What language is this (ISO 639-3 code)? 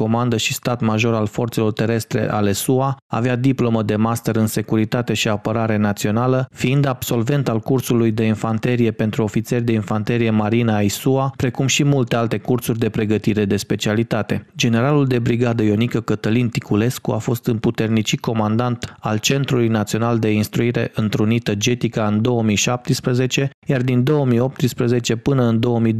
ron